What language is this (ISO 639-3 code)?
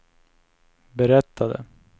swe